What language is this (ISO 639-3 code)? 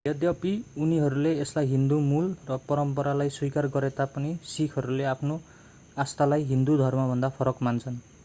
nep